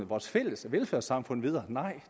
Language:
Danish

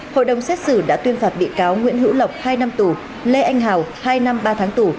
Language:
Vietnamese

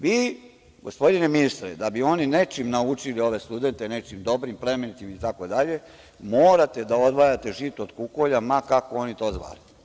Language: Serbian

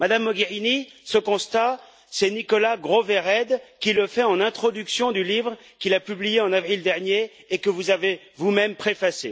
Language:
French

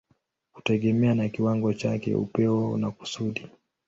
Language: Swahili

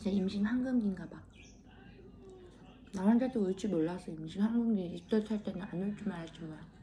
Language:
Korean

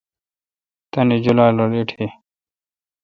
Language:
Kalkoti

